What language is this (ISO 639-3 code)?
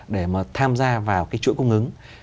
vie